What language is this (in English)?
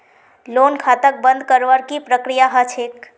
Magahi